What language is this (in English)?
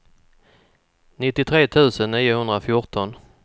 Swedish